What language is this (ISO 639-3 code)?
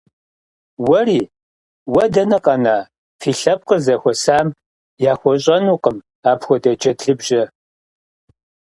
kbd